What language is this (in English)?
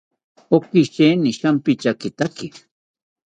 South Ucayali Ashéninka